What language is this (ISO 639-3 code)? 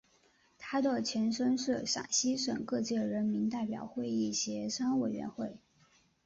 zho